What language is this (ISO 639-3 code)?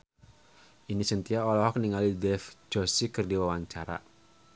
sun